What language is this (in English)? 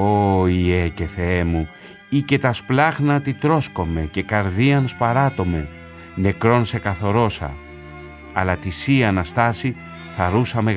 Greek